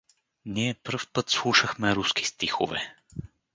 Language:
Bulgarian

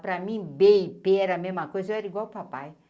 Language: Portuguese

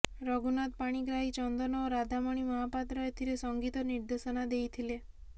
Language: Odia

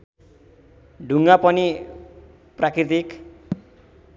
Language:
Nepali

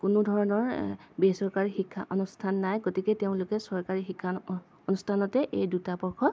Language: Assamese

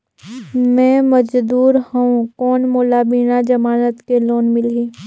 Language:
Chhattisgarhi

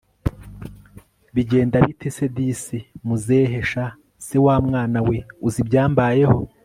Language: Kinyarwanda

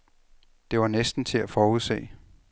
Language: Danish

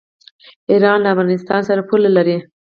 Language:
Pashto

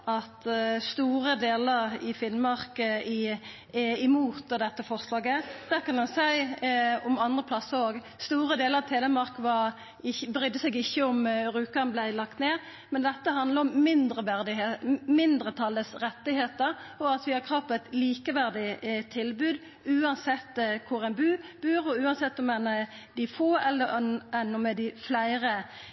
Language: Norwegian Nynorsk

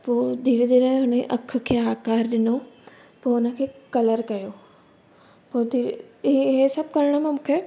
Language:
Sindhi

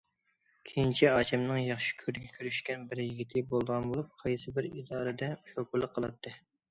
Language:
Uyghur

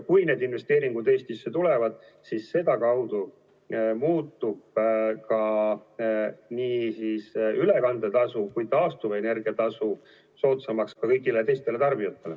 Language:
Estonian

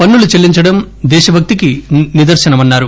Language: Telugu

